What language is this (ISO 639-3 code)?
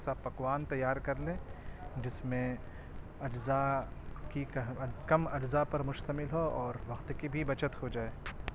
urd